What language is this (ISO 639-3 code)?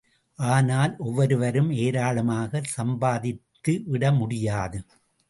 tam